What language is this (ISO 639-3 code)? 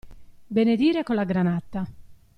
ita